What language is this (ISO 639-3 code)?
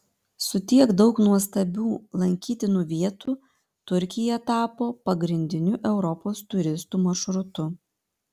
lit